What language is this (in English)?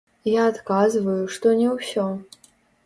Belarusian